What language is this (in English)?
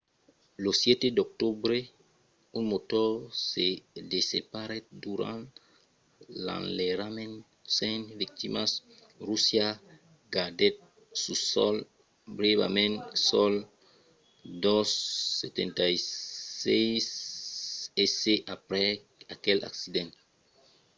Occitan